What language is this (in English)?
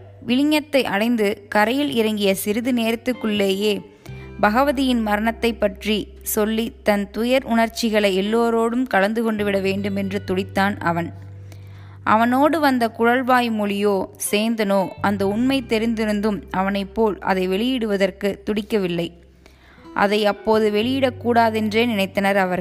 Tamil